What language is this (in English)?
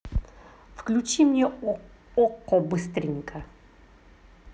Russian